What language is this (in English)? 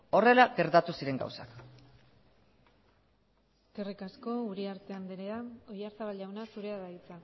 Basque